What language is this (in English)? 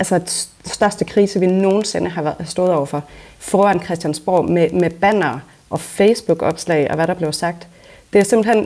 Danish